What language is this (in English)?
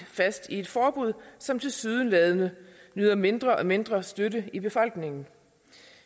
Danish